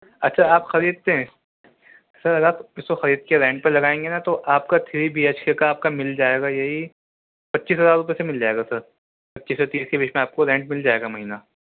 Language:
Urdu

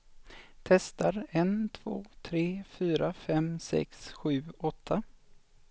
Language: Swedish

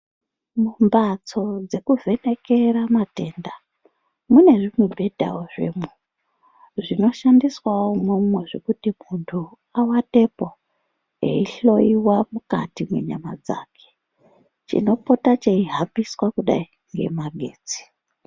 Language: Ndau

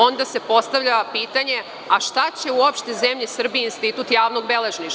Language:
Serbian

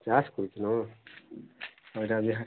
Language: Odia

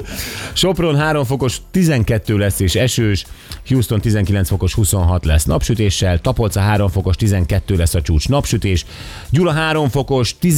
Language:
Hungarian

